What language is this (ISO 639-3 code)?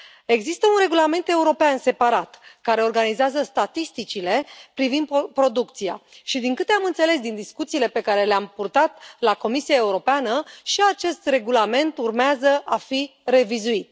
ron